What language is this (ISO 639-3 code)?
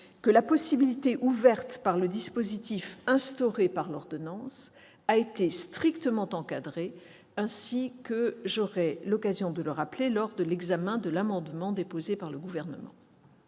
fra